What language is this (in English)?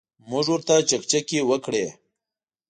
Pashto